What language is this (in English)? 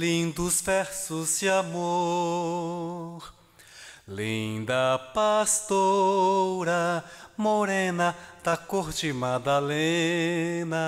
Portuguese